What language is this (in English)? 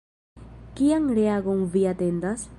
Esperanto